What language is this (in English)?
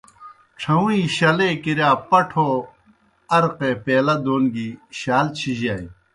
Kohistani Shina